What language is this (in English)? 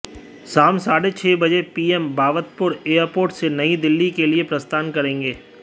Hindi